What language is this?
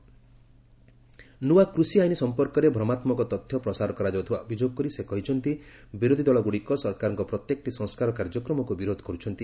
Odia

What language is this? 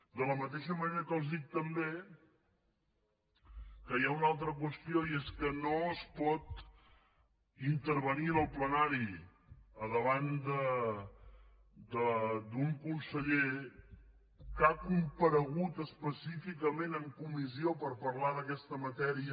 Catalan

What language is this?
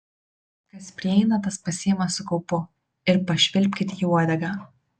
Lithuanian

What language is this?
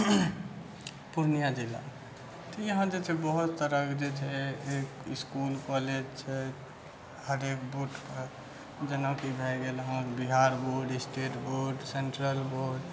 Maithili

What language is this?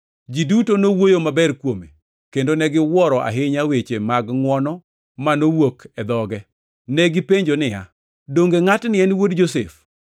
Luo (Kenya and Tanzania)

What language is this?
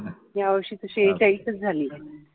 Marathi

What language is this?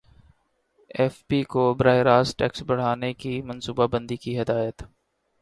Urdu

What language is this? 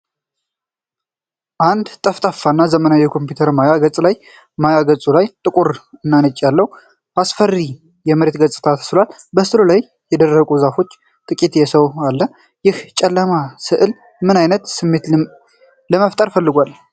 Amharic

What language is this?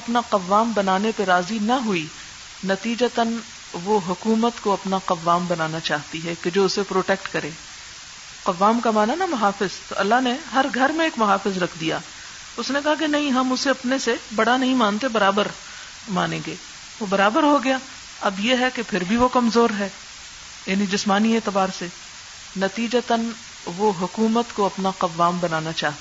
Urdu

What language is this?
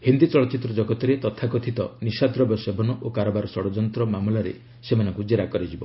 Odia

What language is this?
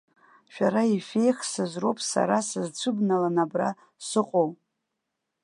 Abkhazian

